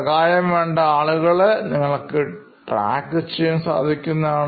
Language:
Malayalam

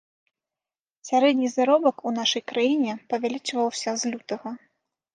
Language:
Belarusian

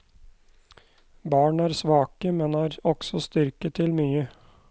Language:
Norwegian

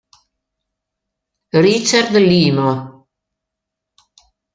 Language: Italian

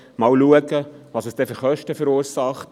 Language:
Swiss German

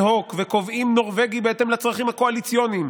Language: Hebrew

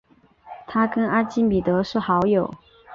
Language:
Chinese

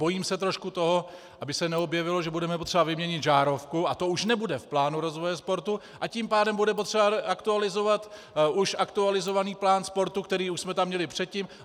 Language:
Czech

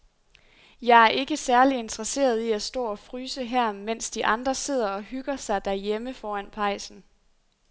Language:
Danish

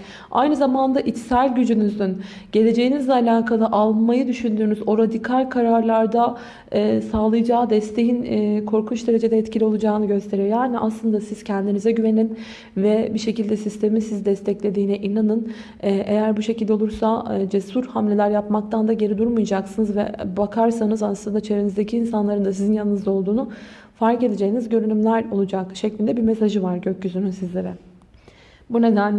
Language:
Turkish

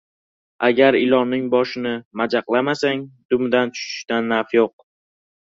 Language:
Uzbek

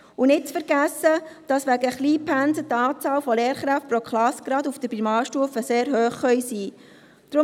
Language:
Swiss German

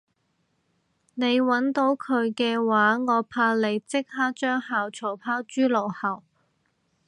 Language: Cantonese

